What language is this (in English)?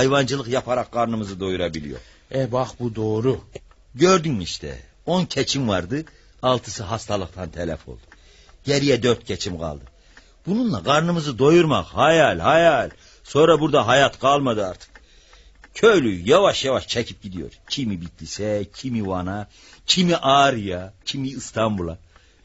Turkish